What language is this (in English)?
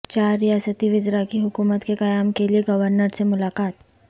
Urdu